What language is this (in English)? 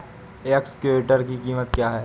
Hindi